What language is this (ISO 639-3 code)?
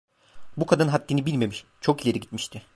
tur